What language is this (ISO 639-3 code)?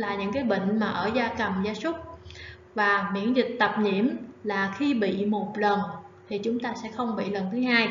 vie